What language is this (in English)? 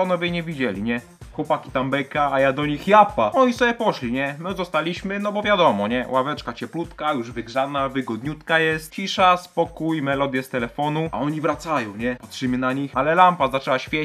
Polish